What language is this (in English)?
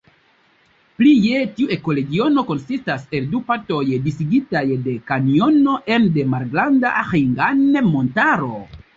Esperanto